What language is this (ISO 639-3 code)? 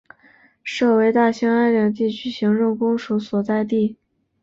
zho